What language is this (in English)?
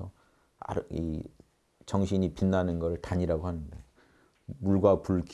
Korean